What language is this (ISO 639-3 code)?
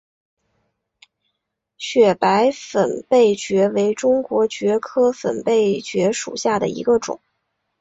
zho